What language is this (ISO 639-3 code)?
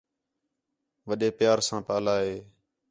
xhe